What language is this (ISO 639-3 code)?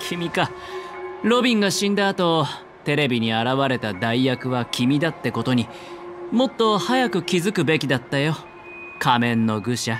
jpn